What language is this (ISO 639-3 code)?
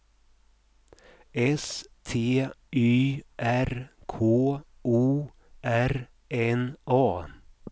swe